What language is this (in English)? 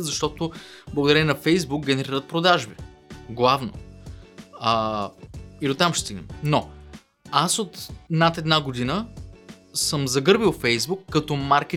Bulgarian